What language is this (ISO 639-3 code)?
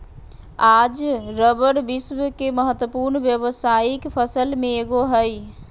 mag